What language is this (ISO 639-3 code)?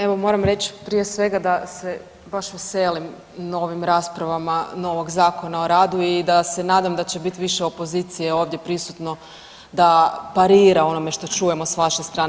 hrv